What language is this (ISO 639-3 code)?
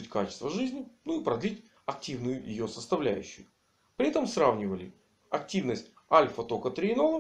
rus